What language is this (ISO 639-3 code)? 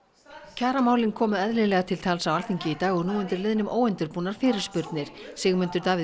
isl